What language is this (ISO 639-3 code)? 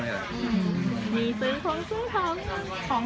tha